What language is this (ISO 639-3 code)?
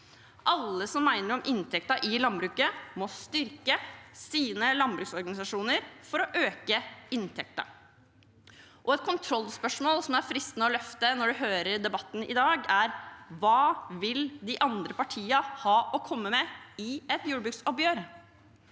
nor